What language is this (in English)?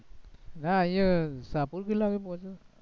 Gujarati